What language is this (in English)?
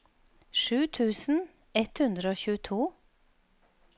Norwegian